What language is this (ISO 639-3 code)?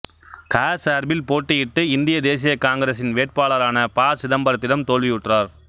tam